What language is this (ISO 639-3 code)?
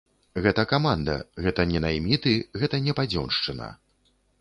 bel